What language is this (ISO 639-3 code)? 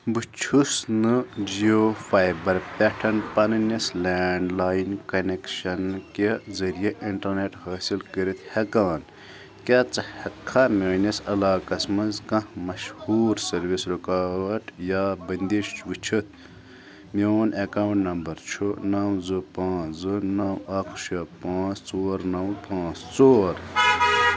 kas